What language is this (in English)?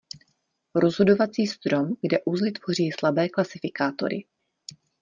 Czech